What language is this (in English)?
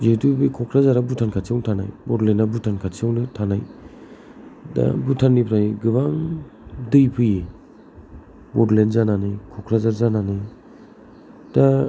Bodo